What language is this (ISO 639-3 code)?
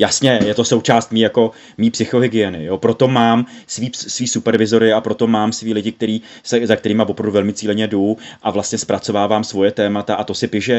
ces